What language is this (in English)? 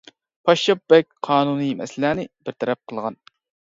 Uyghur